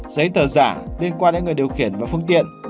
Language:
Vietnamese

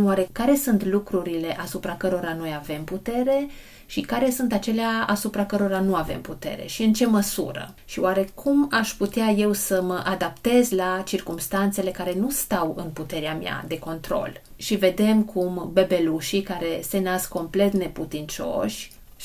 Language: Romanian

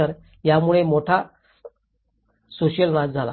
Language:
Marathi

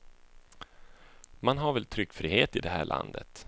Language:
Swedish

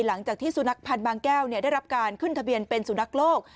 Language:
Thai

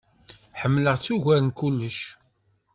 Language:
Kabyle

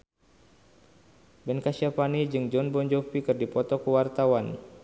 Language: Sundanese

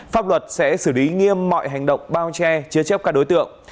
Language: Vietnamese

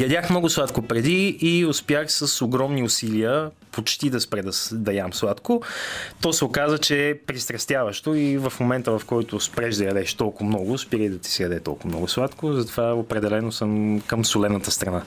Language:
Bulgarian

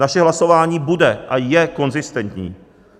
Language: Czech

